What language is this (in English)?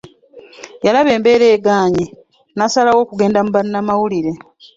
Ganda